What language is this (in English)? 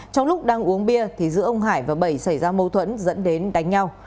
Vietnamese